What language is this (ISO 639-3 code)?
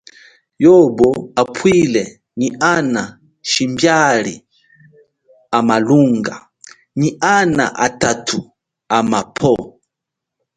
cjk